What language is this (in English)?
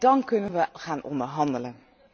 Dutch